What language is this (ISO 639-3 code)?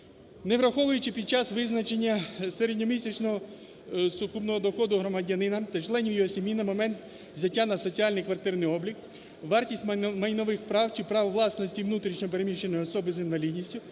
ukr